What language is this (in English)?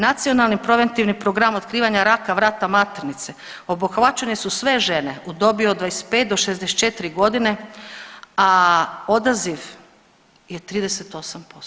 Croatian